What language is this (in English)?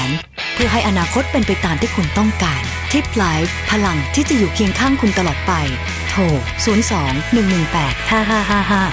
Thai